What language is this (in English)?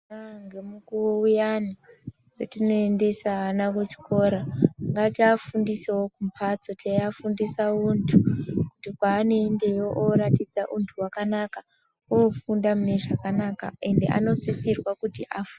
Ndau